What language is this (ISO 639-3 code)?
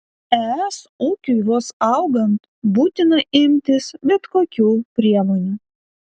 lit